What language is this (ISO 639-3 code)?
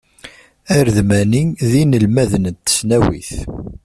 kab